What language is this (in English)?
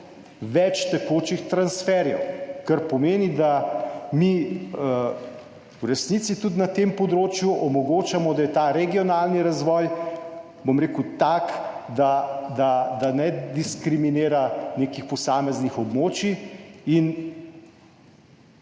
Slovenian